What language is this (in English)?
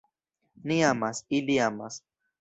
Esperanto